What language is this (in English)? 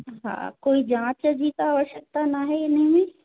Sindhi